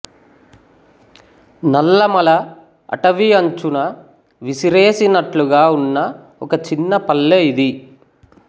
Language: Telugu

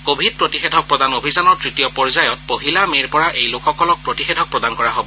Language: Assamese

